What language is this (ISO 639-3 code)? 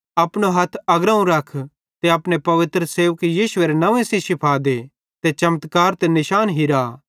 bhd